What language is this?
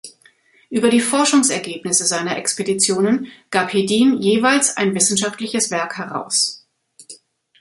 German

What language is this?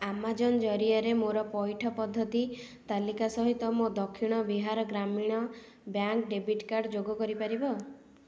Odia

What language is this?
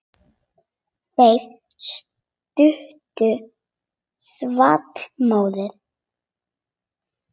Icelandic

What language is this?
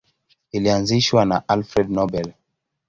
Swahili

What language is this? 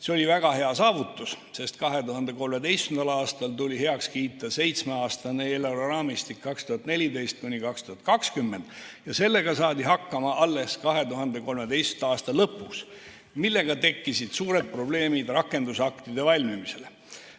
Estonian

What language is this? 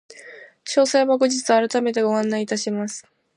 Japanese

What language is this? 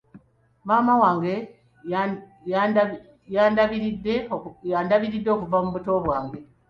Ganda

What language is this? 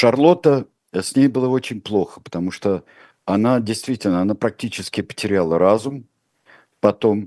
Russian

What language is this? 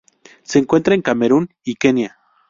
Spanish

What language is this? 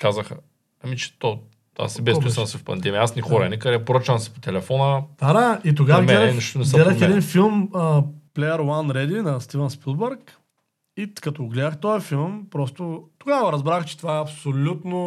Bulgarian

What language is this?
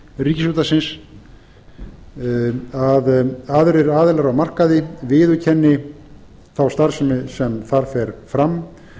Icelandic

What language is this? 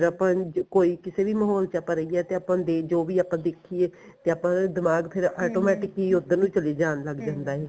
Punjabi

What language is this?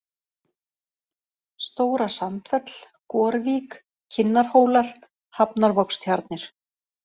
Icelandic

